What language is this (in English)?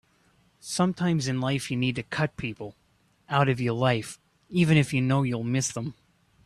English